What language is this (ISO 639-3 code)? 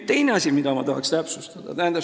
est